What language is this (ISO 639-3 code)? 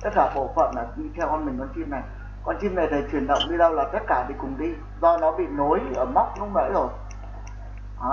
vie